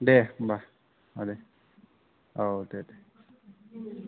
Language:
Bodo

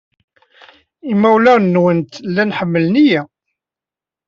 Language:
Kabyle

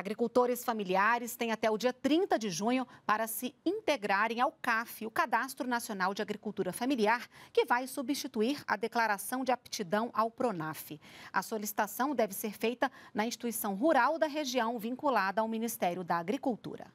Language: Portuguese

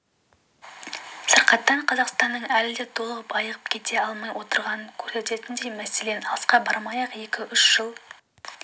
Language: Kazakh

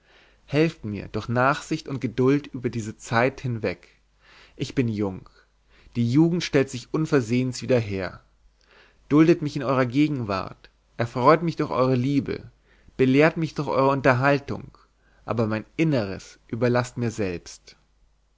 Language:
German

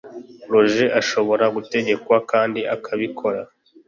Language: Kinyarwanda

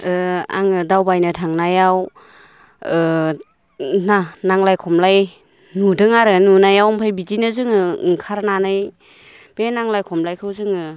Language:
Bodo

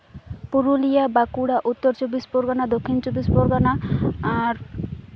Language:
Santali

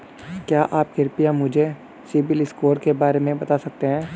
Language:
Hindi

